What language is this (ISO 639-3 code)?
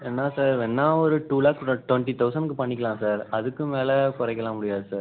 tam